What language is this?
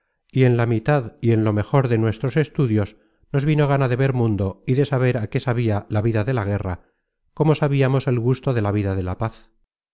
Spanish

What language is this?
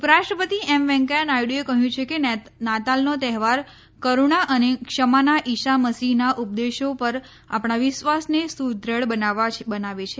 Gujarati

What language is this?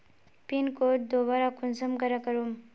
Magahi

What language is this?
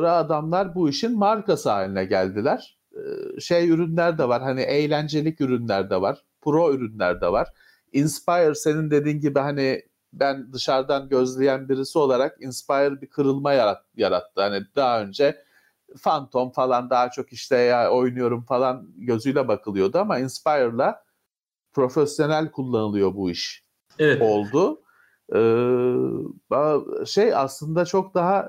Turkish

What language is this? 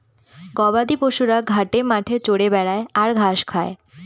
Bangla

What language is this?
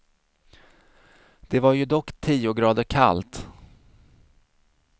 Swedish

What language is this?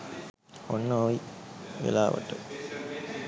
Sinhala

